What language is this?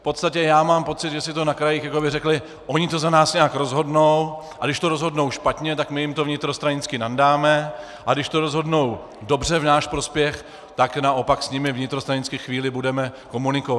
Czech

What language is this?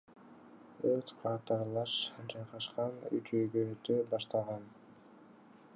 Kyrgyz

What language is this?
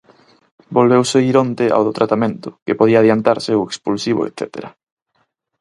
Galician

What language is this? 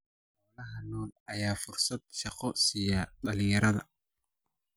Somali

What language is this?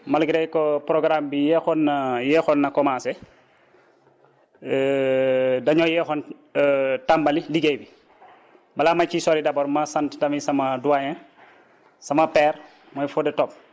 Wolof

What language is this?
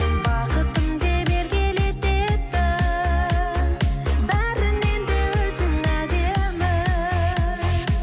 Kazakh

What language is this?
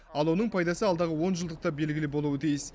Kazakh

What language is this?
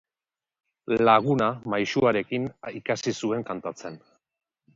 Basque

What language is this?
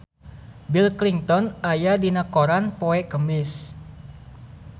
Sundanese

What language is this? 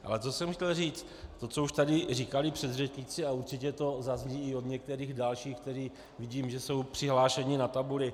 Czech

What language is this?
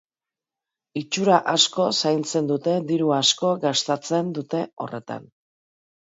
Basque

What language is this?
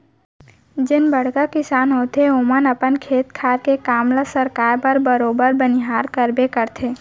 Chhattisgarhi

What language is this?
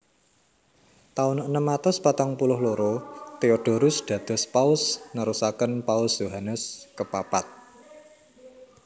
Javanese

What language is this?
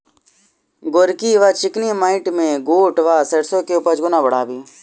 Maithili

